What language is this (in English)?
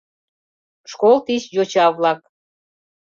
Mari